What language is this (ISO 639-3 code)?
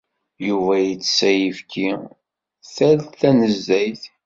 kab